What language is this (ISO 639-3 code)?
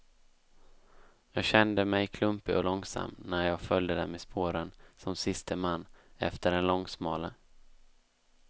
swe